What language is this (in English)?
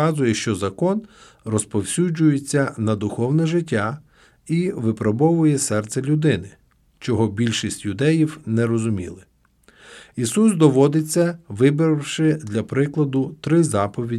Ukrainian